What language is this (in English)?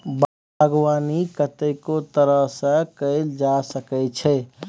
Maithili